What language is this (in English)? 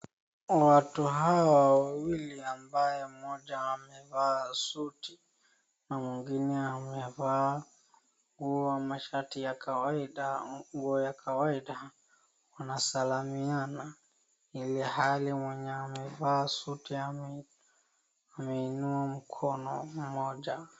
Swahili